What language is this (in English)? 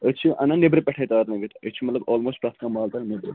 Kashmiri